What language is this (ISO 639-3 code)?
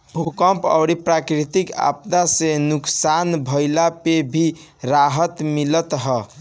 bho